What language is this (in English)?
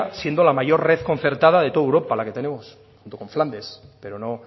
Spanish